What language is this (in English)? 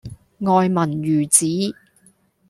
Cantonese